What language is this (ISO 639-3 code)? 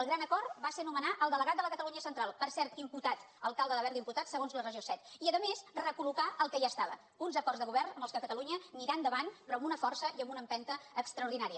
cat